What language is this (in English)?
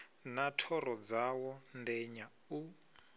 Venda